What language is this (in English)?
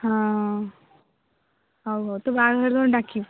Odia